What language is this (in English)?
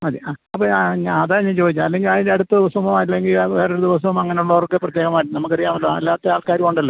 Malayalam